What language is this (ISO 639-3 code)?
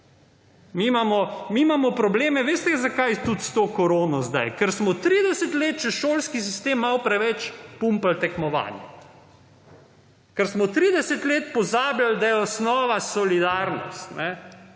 slv